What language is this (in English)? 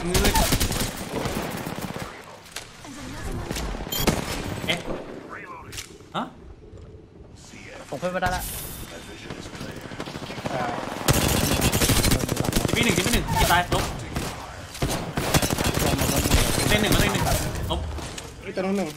Thai